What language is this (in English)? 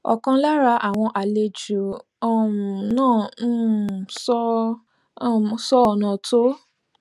Yoruba